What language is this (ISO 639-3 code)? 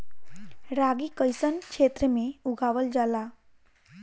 bho